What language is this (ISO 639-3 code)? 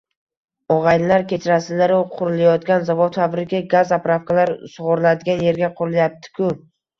uzb